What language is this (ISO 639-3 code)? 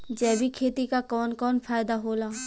bho